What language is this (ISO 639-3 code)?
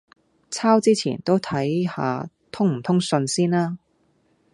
yue